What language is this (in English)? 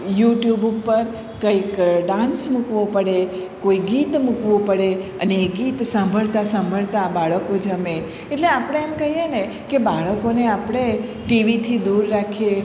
Gujarati